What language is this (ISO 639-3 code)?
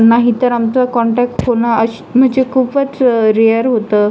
mar